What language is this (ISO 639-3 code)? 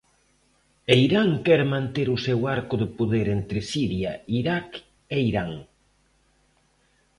glg